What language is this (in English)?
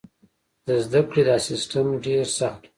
Pashto